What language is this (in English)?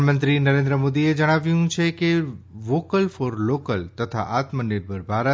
Gujarati